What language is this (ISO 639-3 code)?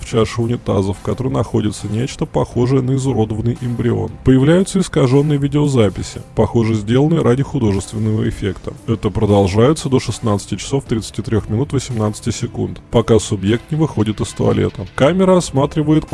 rus